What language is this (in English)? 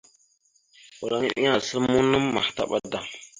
Mada (Cameroon)